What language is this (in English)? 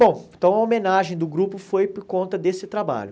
Portuguese